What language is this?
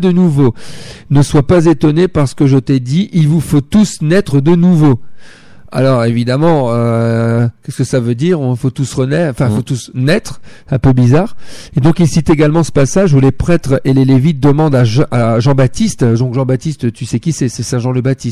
French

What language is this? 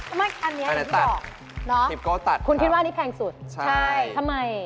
Thai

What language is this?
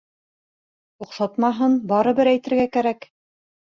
Bashkir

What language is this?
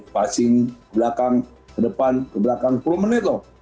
Indonesian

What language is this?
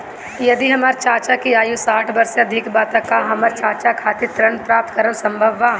Bhojpuri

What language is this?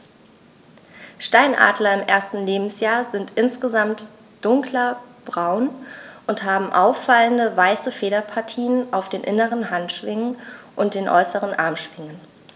German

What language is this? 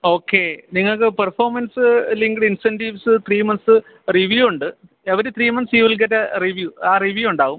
Malayalam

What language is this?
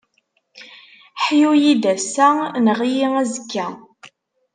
Kabyle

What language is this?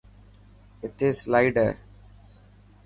Dhatki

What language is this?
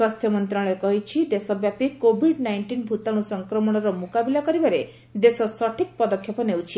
Odia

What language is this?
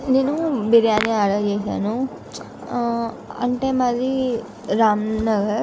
Telugu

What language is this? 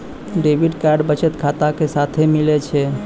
Maithili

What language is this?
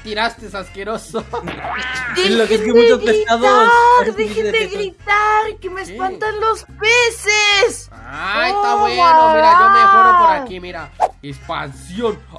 Spanish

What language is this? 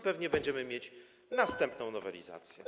Polish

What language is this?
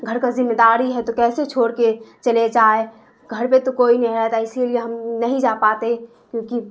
Urdu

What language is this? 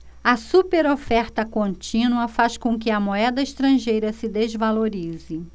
Portuguese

